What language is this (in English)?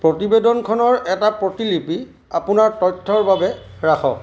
Assamese